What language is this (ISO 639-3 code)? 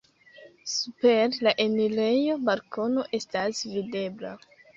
epo